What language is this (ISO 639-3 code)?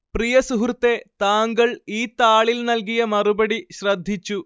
mal